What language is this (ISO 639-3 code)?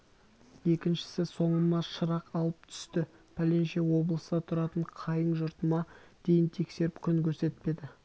kaz